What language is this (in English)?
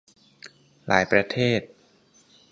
Thai